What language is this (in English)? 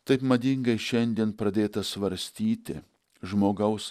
Lithuanian